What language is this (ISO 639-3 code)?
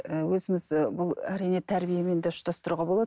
kaz